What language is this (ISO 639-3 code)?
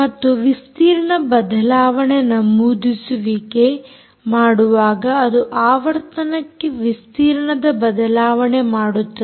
kan